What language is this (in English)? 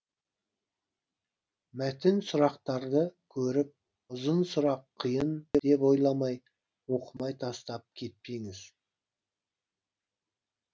Kazakh